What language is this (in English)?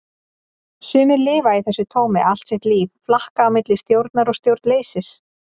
Icelandic